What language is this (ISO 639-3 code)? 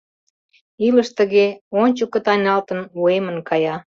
chm